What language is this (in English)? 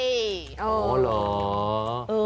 Thai